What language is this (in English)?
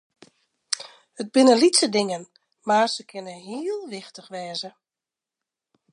Western Frisian